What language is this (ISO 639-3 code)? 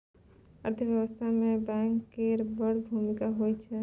mai